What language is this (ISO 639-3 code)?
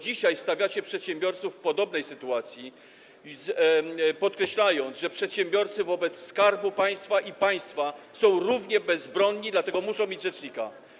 pol